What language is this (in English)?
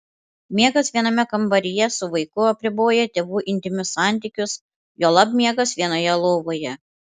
Lithuanian